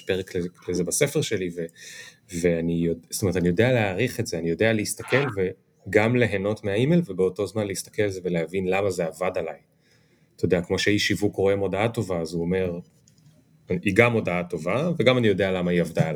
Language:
Hebrew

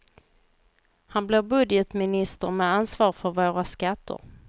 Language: Swedish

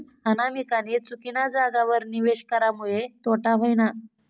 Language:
Marathi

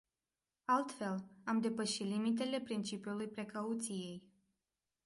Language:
Romanian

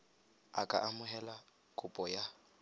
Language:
Tswana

